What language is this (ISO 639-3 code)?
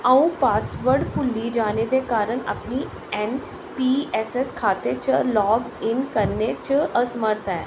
doi